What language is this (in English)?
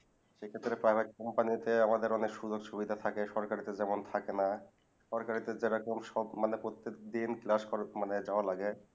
Bangla